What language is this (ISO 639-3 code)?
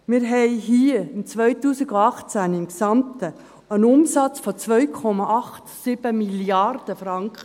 gsw